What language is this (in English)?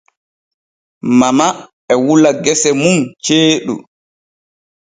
Borgu Fulfulde